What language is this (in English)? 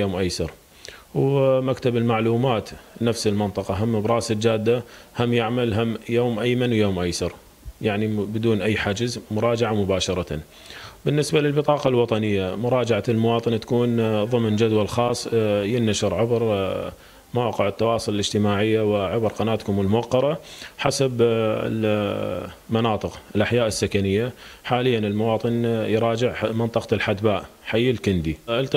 Arabic